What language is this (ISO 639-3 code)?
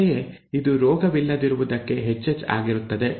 kan